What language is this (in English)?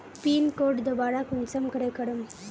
Magahi